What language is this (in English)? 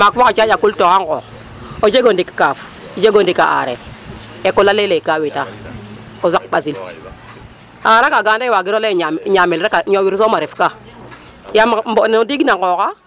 Serer